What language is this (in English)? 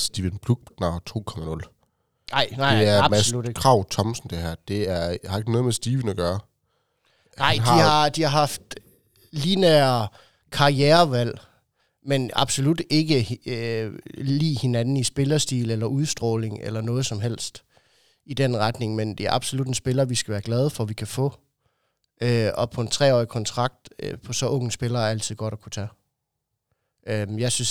Danish